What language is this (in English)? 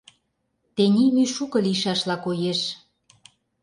Mari